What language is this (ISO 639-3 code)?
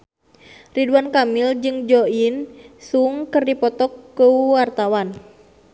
sun